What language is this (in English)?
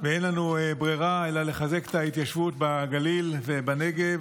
Hebrew